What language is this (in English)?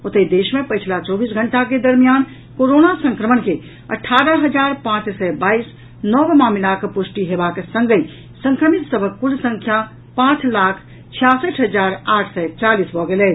Maithili